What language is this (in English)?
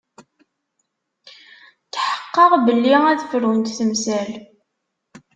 Kabyle